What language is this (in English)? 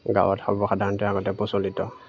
Assamese